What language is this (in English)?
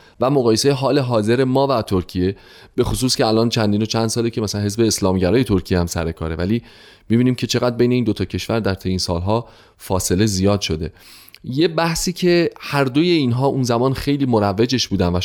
Persian